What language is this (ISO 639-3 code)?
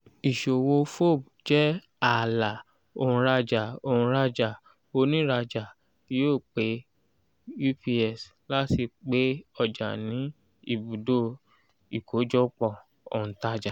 yor